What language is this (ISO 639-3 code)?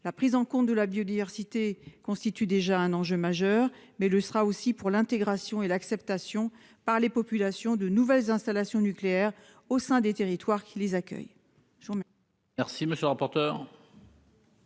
fra